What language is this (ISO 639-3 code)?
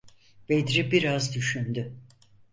tur